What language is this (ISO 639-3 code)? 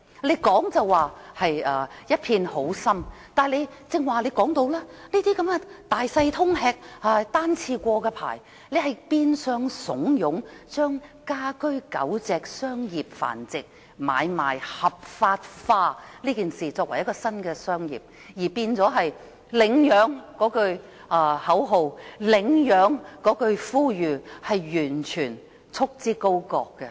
yue